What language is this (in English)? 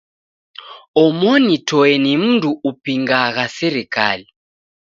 Taita